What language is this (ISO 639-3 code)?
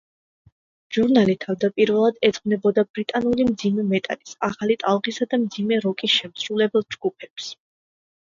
kat